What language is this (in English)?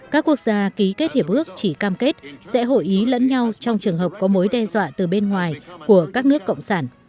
Vietnamese